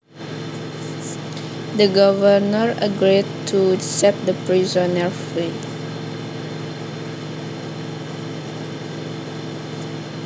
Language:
Javanese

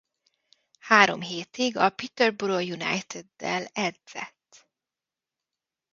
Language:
Hungarian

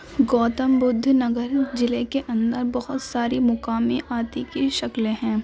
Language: Urdu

